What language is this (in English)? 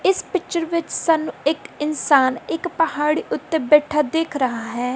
Punjabi